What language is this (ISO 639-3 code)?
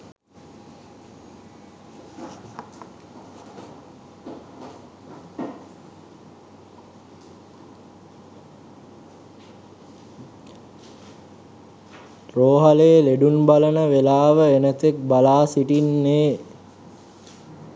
sin